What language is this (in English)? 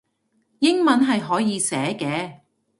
Cantonese